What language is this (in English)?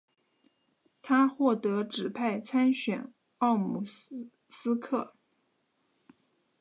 Chinese